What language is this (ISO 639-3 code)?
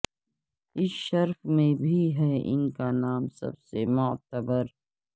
urd